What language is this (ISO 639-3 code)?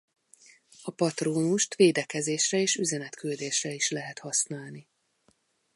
hun